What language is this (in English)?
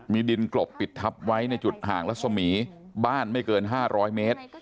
Thai